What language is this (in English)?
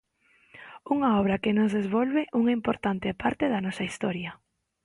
Galician